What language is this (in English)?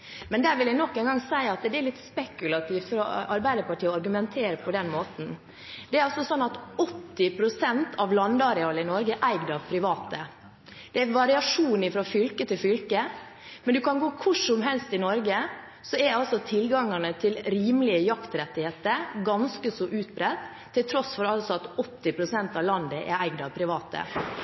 Norwegian Bokmål